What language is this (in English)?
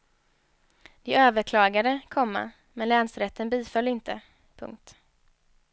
Swedish